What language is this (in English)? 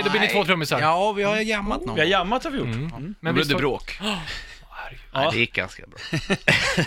Swedish